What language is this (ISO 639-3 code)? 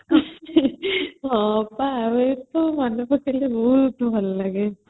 ori